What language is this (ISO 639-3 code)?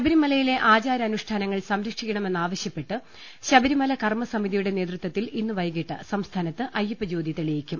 mal